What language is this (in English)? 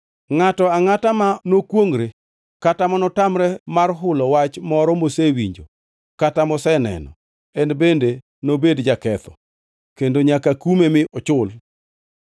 Luo (Kenya and Tanzania)